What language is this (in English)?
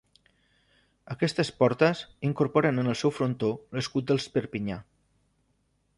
Catalan